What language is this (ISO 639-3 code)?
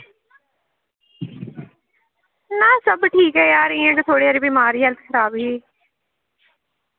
doi